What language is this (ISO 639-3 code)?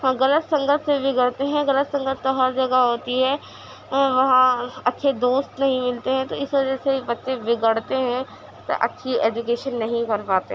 urd